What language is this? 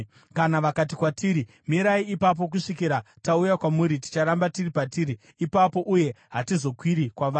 Shona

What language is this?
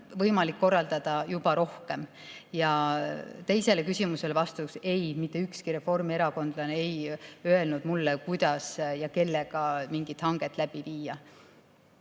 Estonian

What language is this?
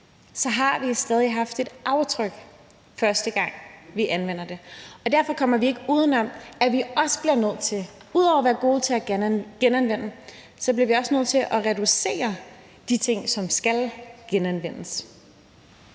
Danish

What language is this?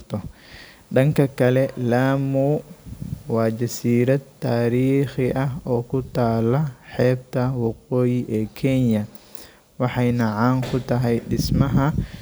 Somali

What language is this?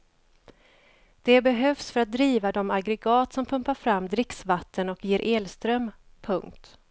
Swedish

